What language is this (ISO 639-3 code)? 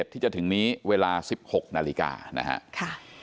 tha